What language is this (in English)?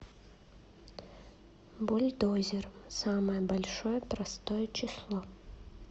Russian